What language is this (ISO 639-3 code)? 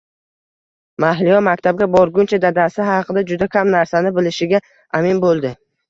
uzb